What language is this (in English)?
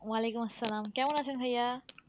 Bangla